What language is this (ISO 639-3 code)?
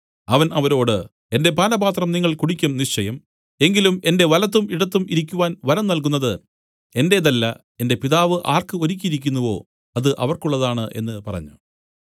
mal